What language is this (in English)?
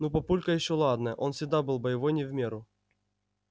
Russian